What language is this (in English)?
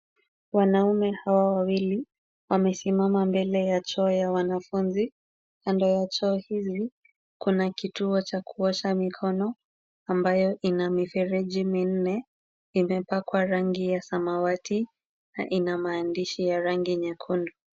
Swahili